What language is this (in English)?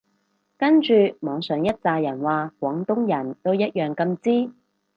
Cantonese